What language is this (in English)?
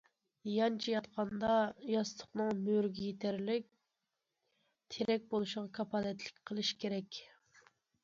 Uyghur